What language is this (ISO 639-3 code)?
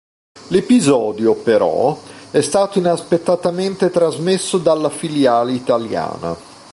ita